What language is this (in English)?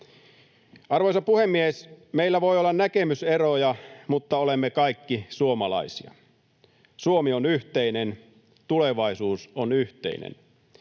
Finnish